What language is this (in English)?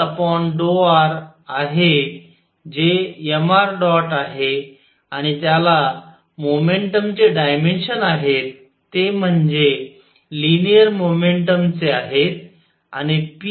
Marathi